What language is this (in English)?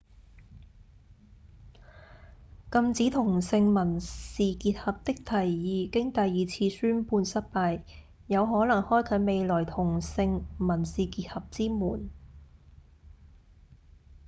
Cantonese